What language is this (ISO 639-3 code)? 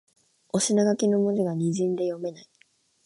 jpn